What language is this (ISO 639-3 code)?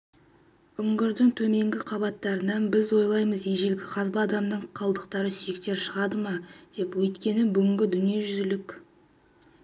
kaz